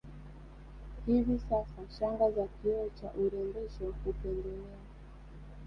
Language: Swahili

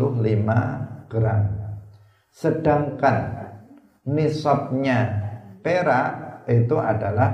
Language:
Indonesian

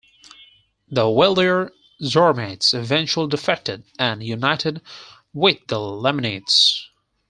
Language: English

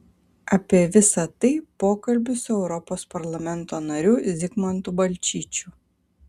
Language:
Lithuanian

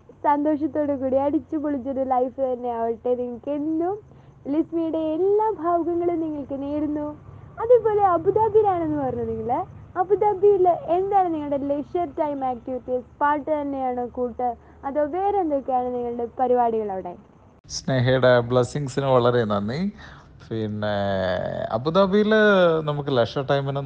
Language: Malayalam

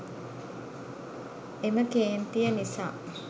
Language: Sinhala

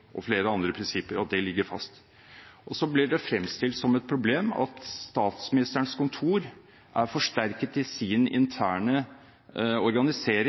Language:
Norwegian Bokmål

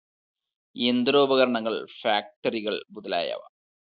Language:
Malayalam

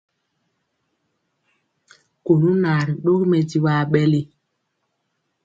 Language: Mpiemo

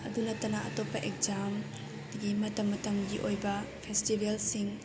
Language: Manipuri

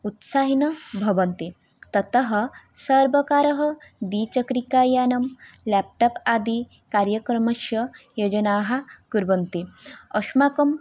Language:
Sanskrit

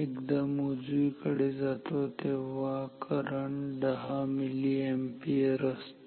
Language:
Marathi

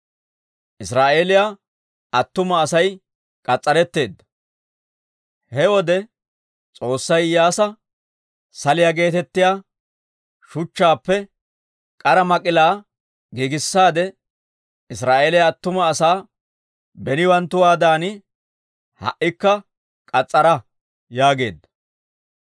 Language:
Dawro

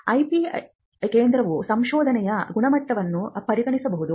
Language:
Kannada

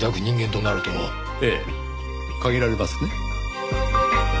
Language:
Japanese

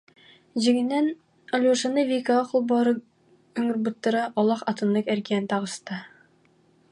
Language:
Yakut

